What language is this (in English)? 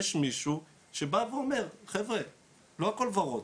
Hebrew